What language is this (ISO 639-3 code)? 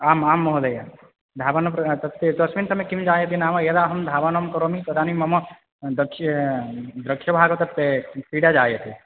san